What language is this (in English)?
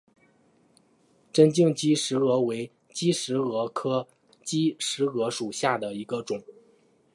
Chinese